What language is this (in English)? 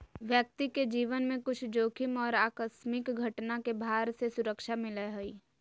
Magahi